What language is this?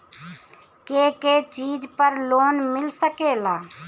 Bhojpuri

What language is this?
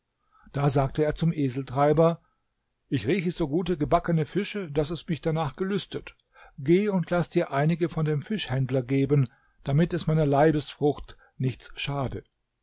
German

